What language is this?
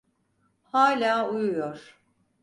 Turkish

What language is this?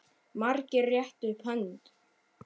Icelandic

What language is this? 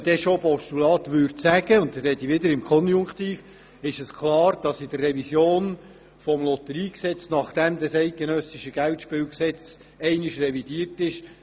Swiss German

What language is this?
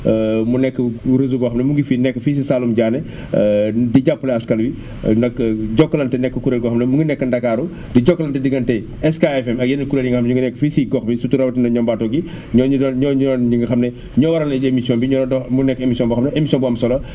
Wolof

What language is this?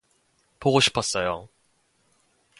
Korean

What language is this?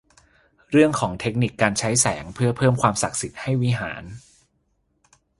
Thai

